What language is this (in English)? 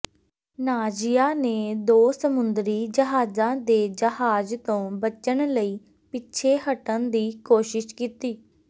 Punjabi